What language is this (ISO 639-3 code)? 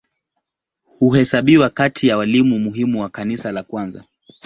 swa